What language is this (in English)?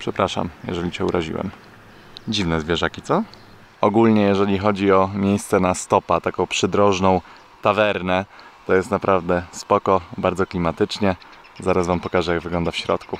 Polish